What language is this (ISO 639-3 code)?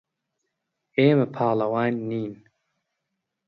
ckb